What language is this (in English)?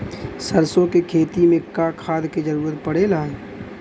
Bhojpuri